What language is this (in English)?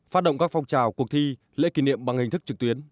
Vietnamese